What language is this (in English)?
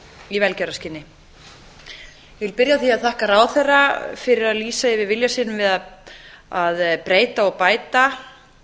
Icelandic